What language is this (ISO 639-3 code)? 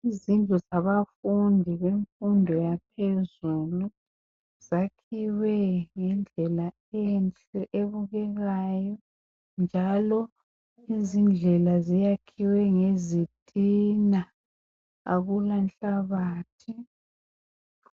nde